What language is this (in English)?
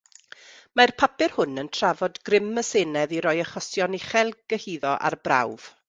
Welsh